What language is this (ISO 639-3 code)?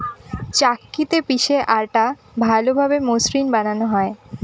ben